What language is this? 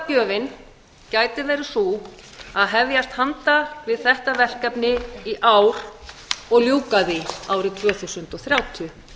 Icelandic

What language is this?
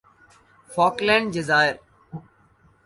Urdu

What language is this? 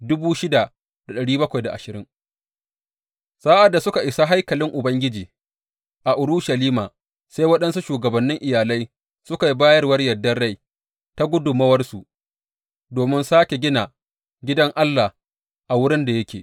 Hausa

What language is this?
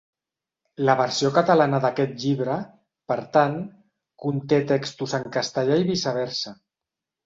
Catalan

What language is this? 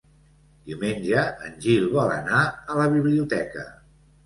Catalan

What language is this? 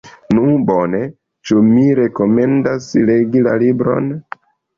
Esperanto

